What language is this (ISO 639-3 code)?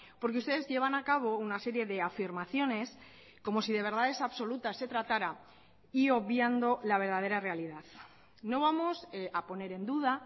spa